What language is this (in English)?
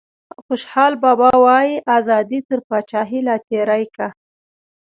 Pashto